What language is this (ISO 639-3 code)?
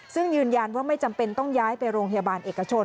tha